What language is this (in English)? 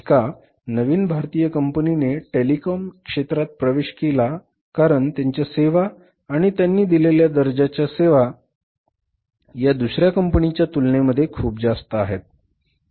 Marathi